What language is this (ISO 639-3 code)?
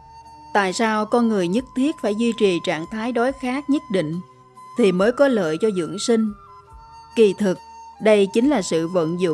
vie